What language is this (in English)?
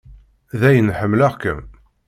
Kabyle